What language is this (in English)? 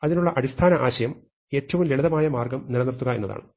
Malayalam